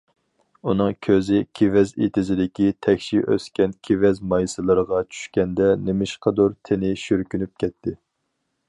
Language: Uyghur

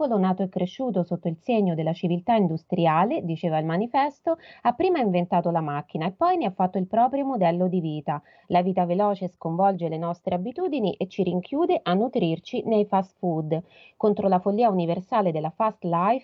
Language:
Italian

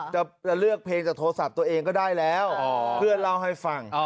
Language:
Thai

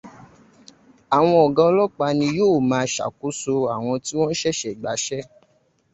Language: Yoruba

